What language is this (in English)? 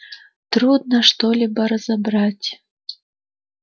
Russian